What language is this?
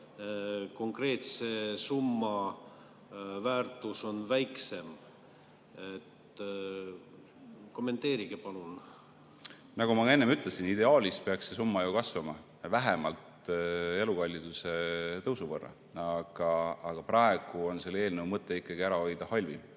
Estonian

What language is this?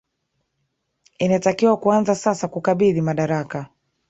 Swahili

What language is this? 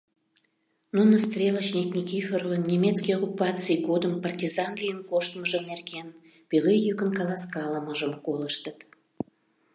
Mari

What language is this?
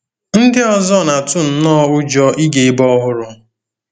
Igbo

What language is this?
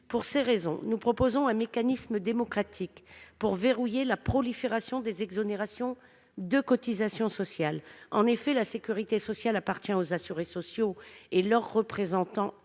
French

